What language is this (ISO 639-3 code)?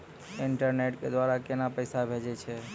mai